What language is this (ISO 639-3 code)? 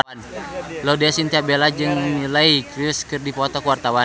sun